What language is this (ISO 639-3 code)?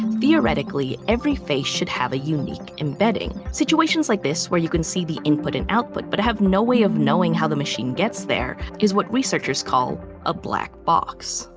eng